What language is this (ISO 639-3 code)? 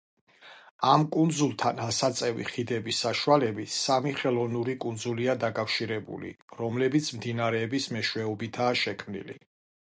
kat